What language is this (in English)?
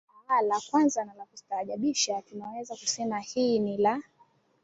Swahili